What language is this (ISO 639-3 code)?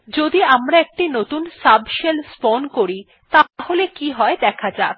ben